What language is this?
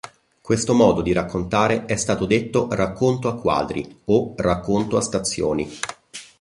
Italian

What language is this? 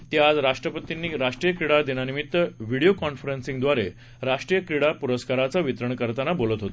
Marathi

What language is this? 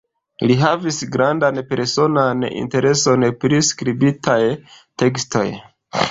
Esperanto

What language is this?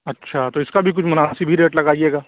Urdu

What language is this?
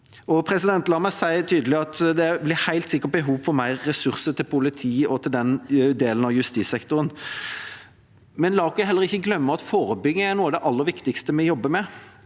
Norwegian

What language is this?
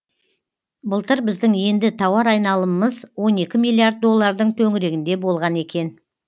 Kazakh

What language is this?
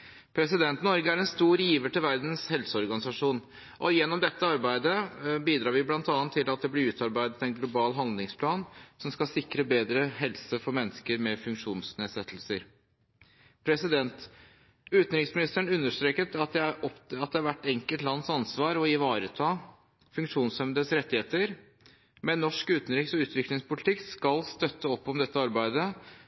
Norwegian Bokmål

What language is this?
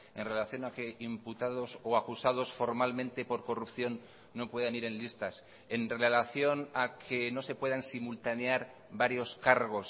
Spanish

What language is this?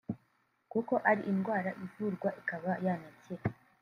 Kinyarwanda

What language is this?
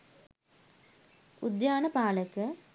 Sinhala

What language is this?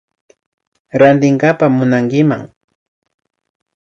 Imbabura Highland Quichua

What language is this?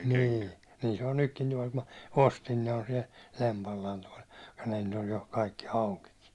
Finnish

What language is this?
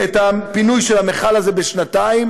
Hebrew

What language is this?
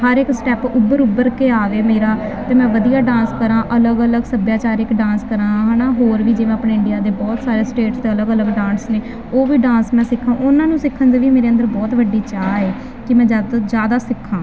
Punjabi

